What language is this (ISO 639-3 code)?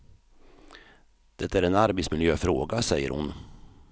swe